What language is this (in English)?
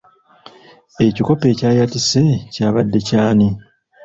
Ganda